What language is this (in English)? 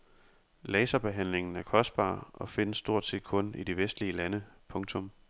Danish